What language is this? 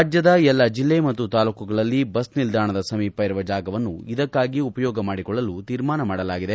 Kannada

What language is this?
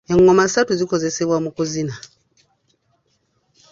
Ganda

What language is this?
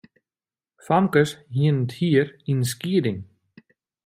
Western Frisian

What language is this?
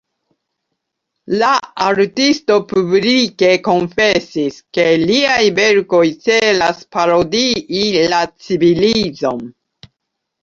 Esperanto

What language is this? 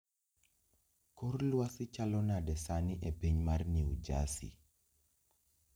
Luo (Kenya and Tanzania)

